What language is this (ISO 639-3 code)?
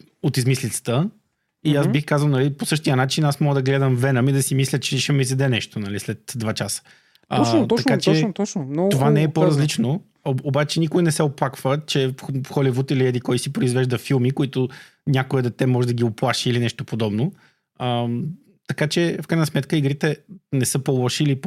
bul